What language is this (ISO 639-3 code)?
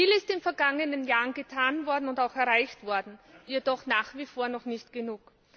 deu